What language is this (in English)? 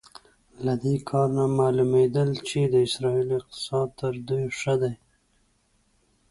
Pashto